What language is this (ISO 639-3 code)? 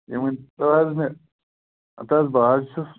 kas